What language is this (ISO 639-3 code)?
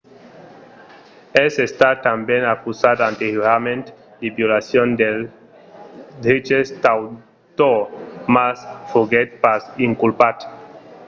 oci